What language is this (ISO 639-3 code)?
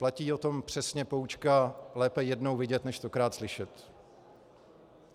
ces